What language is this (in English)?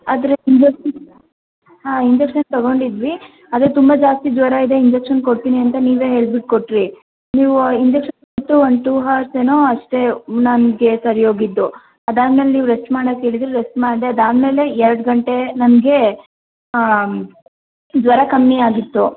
Kannada